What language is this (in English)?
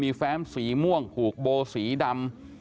Thai